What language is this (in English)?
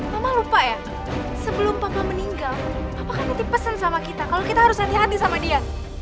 Indonesian